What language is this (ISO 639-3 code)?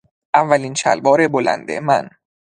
fas